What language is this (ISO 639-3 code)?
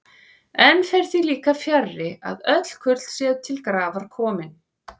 isl